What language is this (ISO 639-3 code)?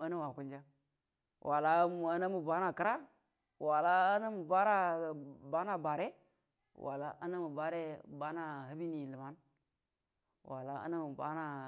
bdm